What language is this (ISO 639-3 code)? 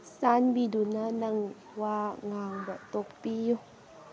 mni